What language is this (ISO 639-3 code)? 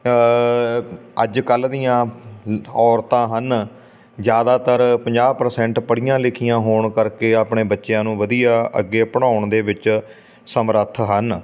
pan